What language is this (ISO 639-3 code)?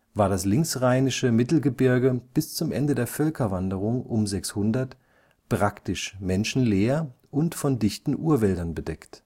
deu